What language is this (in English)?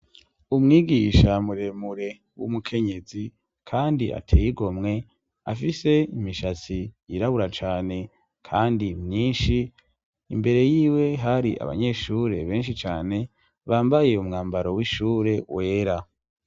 Rundi